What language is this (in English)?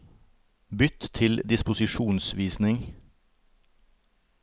Norwegian